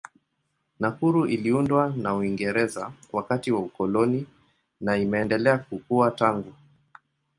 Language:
Swahili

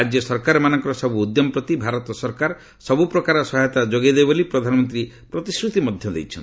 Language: Odia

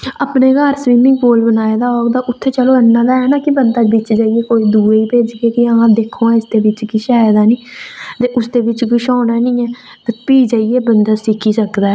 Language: Dogri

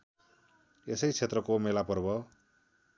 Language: Nepali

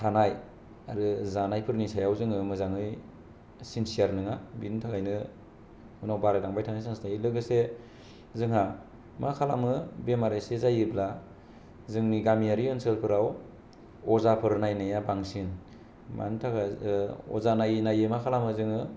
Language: Bodo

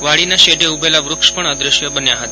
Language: Gujarati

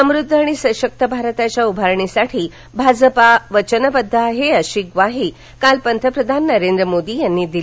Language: Marathi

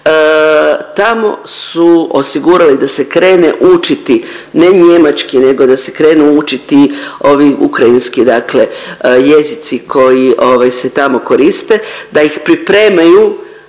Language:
Croatian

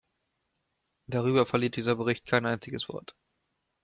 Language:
German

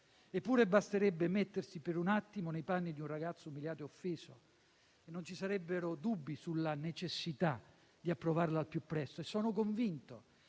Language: Italian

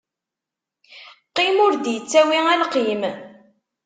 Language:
Kabyle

